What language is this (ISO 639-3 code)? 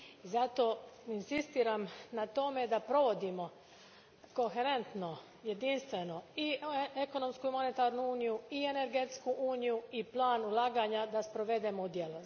hrv